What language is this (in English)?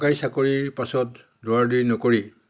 Assamese